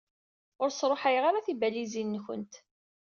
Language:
Kabyle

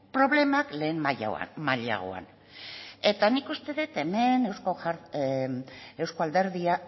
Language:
Basque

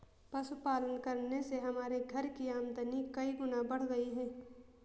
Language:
Hindi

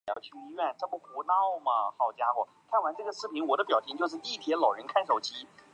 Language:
Chinese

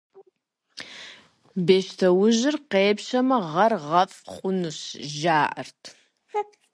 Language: Kabardian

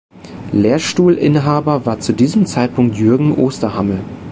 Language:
German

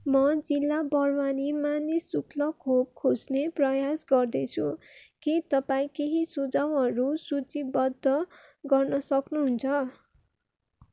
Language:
Nepali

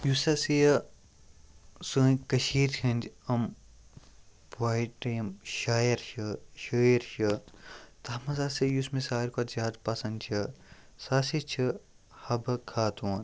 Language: Kashmiri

